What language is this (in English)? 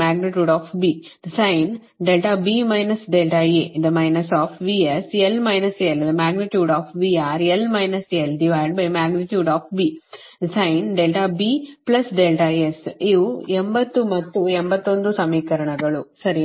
Kannada